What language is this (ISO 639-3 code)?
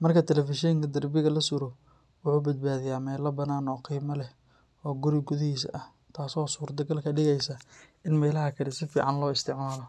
som